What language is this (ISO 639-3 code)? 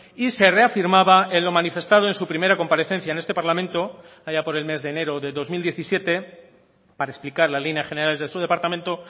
spa